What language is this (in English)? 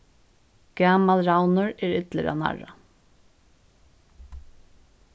Faroese